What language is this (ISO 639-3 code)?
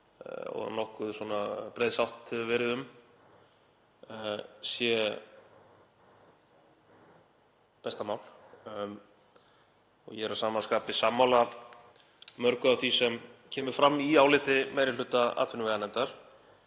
isl